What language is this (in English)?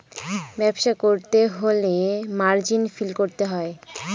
Bangla